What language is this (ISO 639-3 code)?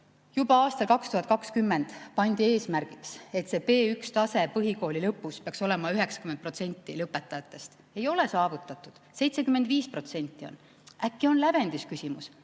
est